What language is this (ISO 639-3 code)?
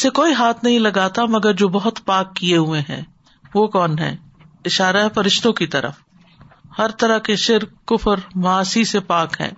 urd